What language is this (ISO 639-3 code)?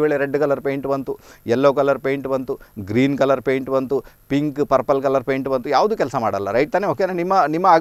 hin